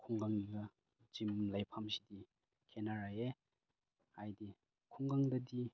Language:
Manipuri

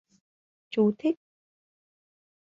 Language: Vietnamese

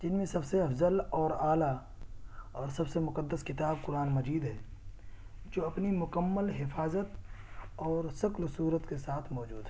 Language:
Urdu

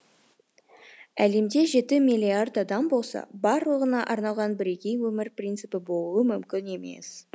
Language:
Kazakh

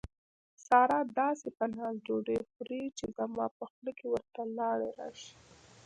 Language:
Pashto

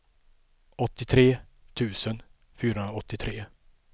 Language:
Swedish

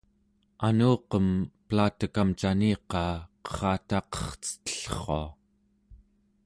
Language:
Central Yupik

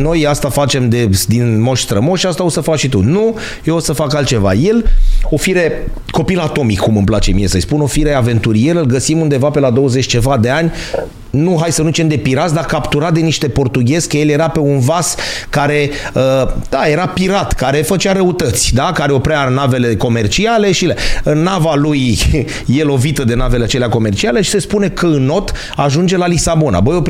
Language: Romanian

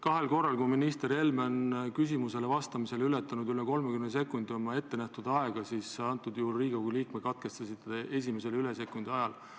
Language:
Estonian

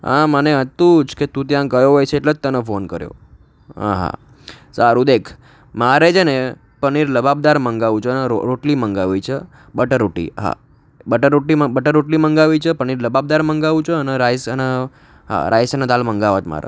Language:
Gujarati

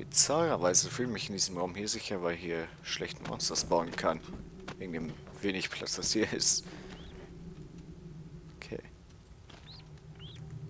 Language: German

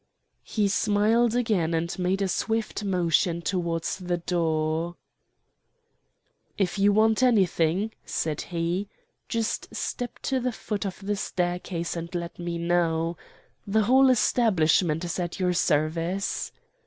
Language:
English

